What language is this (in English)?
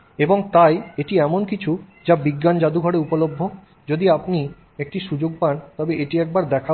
Bangla